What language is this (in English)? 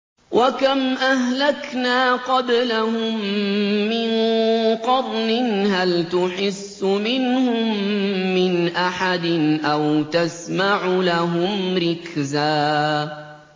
Arabic